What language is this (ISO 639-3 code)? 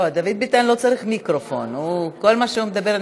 heb